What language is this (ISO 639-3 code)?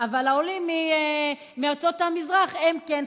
heb